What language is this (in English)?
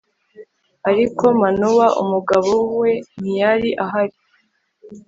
Kinyarwanda